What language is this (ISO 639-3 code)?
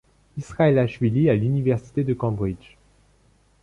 fra